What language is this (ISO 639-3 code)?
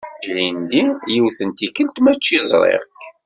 kab